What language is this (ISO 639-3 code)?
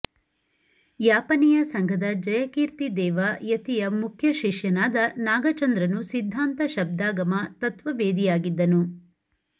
kan